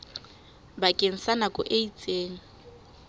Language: Southern Sotho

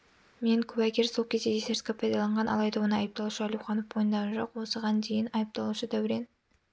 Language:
Kazakh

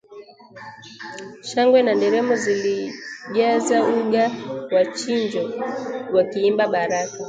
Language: Swahili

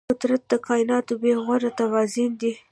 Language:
Pashto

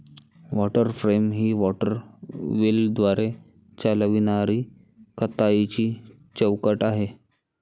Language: Marathi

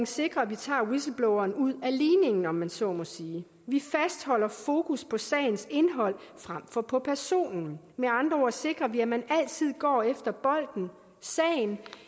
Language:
Danish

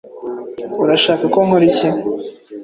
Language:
Kinyarwanda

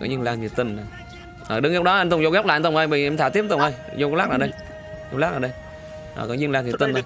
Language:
Vietnamese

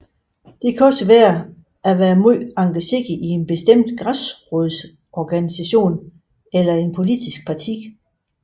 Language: Danish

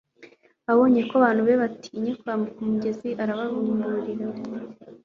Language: Kinyarwanda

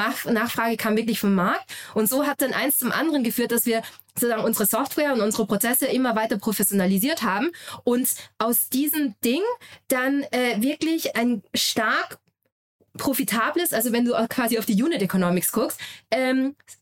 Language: German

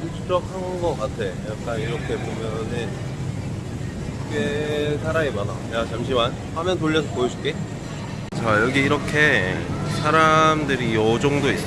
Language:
Korean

